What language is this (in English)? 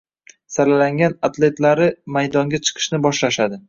Uzbek